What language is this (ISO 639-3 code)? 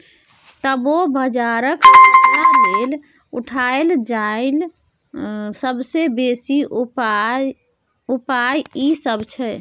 mai